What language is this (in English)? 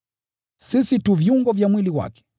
Swahili